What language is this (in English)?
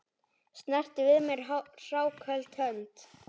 Icelandic